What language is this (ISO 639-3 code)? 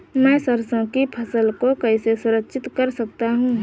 hin